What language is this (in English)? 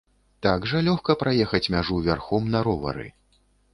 Belarusian